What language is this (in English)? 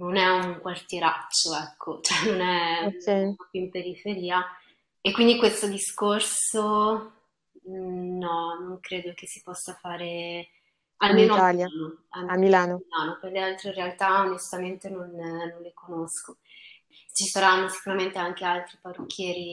Italian